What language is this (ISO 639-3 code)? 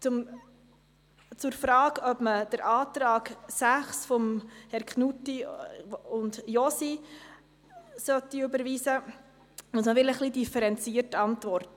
gsw